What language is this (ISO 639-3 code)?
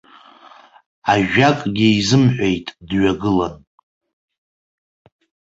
abk